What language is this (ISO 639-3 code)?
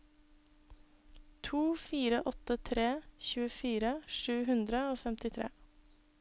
nor